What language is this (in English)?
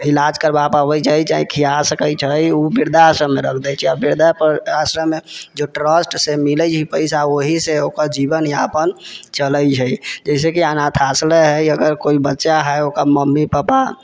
Maithili